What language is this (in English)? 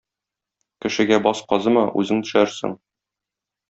Tatar